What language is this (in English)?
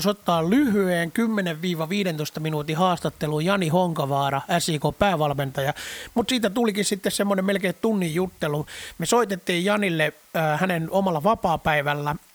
Finnish